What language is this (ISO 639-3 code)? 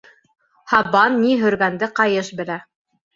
bak